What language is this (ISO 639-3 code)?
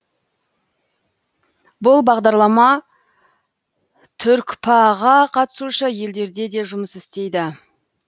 kaz